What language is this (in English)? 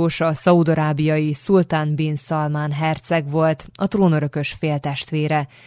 Hungarian